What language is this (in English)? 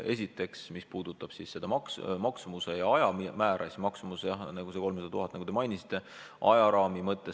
Estonian